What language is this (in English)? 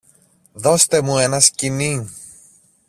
Greek